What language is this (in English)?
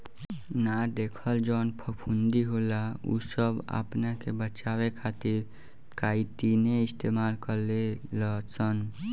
Bhojpuri